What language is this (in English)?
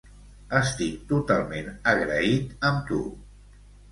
Catalan